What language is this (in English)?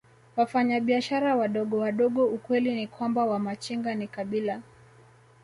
Swahili